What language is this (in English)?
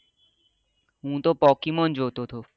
Gujarati